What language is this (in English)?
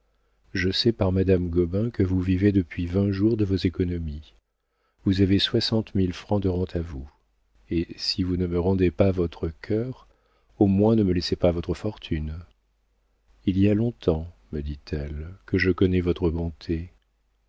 French